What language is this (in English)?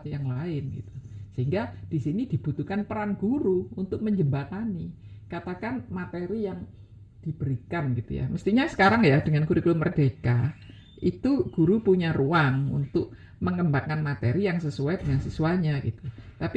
Indonesian